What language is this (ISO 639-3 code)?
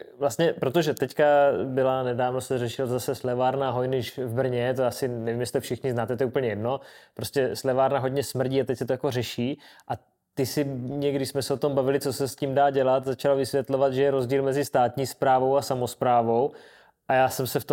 ces